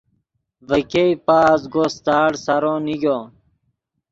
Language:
Yidgha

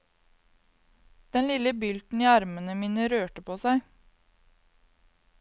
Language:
Norwegian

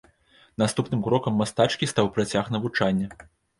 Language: Belarusian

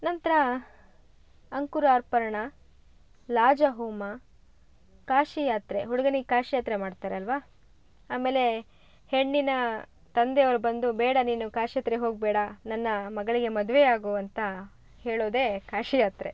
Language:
Kannada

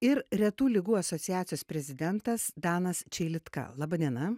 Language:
Lithuanian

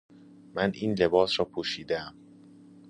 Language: Persian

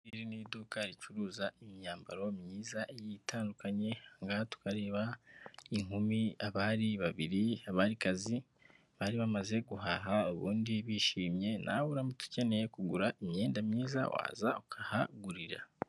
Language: Kinyarwanda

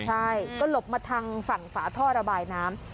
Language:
Thai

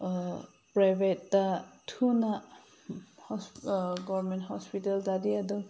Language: Manipuri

